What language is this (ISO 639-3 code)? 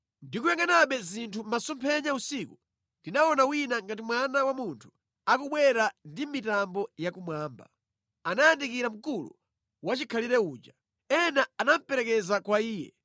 nya